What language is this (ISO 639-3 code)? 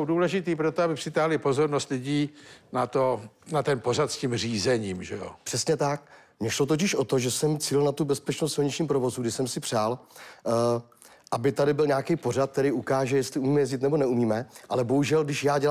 ces